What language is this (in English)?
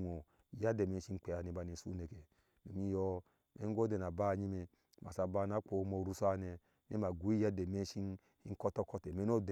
Ashe